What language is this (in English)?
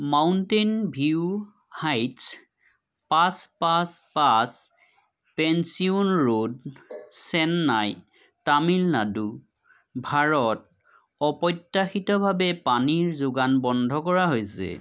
Assamese